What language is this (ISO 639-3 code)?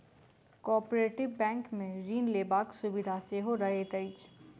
mai